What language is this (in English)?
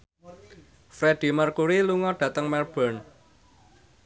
Javanese